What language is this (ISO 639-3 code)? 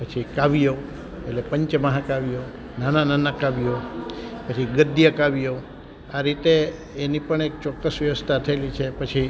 guj